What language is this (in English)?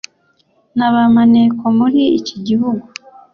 Kinyarwanda